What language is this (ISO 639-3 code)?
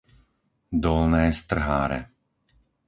slk